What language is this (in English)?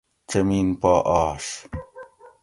Gawri